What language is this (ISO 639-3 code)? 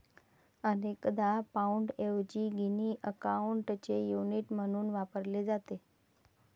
mar